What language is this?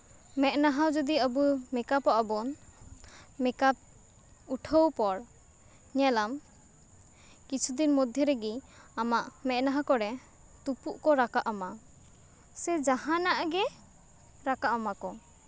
Santali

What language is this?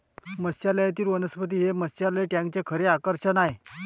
Marathi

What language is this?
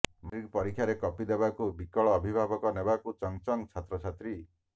Odia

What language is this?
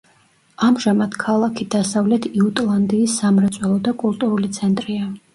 Georgian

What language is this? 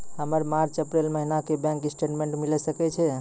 Maithili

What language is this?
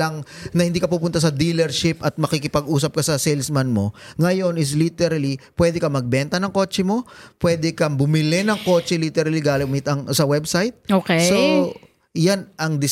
Filipino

